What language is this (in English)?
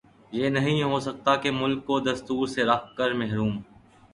Urdu